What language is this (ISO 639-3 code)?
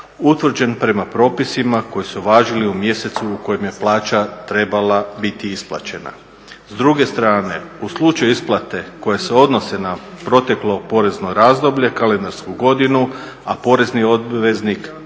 hrv